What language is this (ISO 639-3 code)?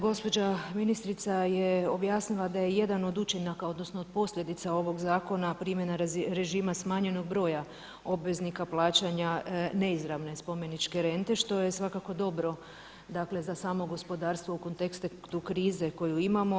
hrv